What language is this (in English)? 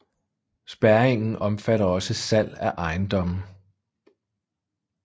Danish